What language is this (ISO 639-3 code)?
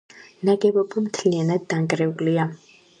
kat